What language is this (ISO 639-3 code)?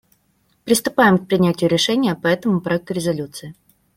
rus